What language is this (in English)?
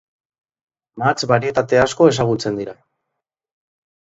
Basque